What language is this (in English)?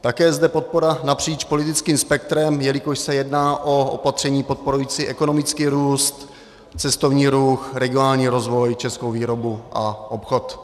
Czech